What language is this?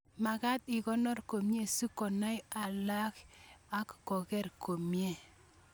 Kalenjin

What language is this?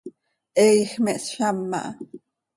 Seri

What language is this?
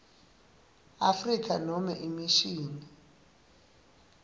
Swati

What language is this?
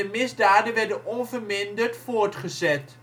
Dutch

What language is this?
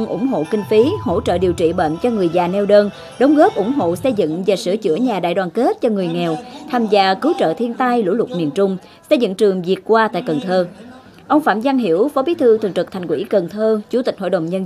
Vietnamese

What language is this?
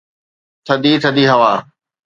Sindhi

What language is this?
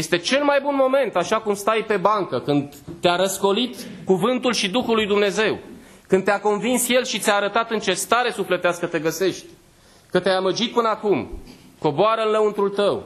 Romanian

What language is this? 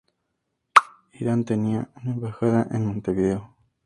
Spanish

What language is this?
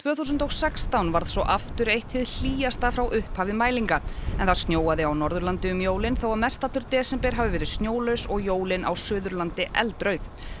Icelandic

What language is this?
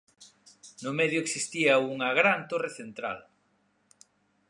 Galician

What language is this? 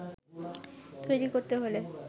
Bangla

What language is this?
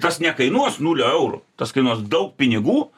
Lithuanian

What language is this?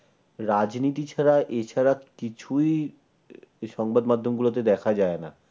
Bangla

